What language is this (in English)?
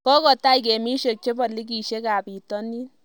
Kalenjin